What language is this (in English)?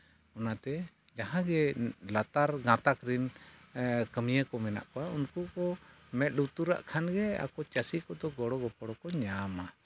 Santali